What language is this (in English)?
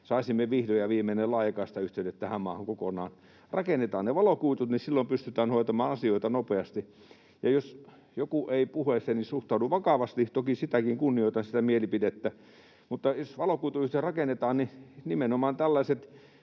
Finnish